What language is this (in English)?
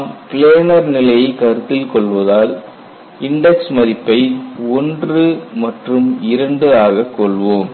Tamil